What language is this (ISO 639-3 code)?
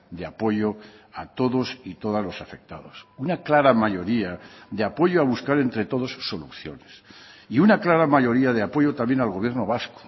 spa